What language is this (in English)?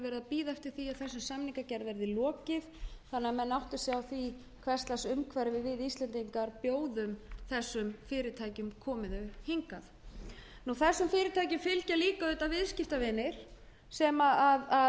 Icelandic